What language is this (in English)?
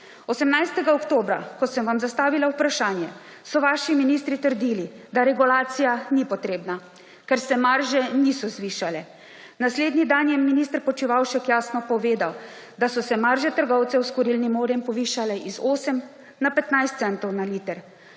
Slovenian